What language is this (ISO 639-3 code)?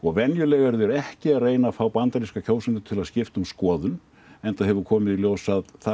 isl